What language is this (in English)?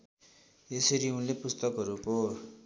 Nepali